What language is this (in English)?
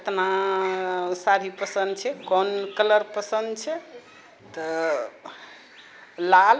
Maithili